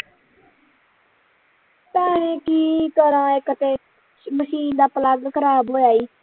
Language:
Punjabi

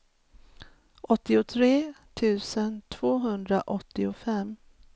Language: Swedish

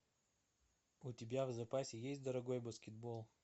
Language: Russian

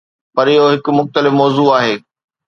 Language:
Sindhi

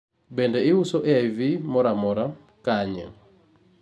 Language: Luo (Kenya and Tanzania)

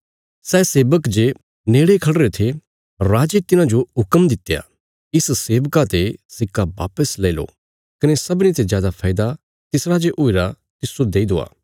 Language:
Bilaspuri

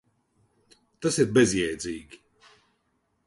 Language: Latvian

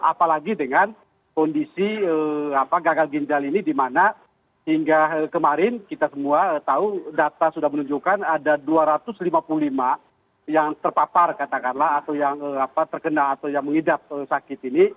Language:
Indonesian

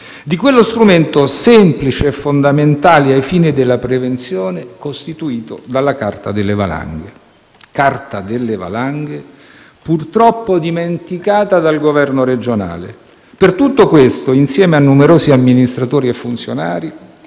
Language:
Italian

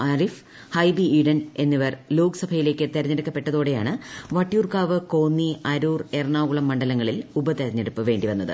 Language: Malayalam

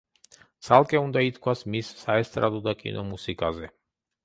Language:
Georgian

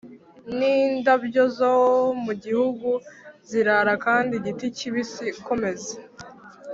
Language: Kinyarwanda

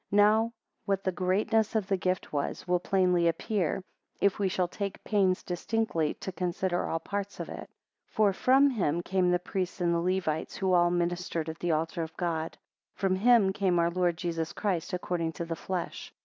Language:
English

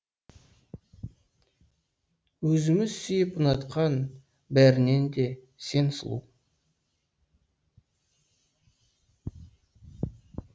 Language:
Kazakh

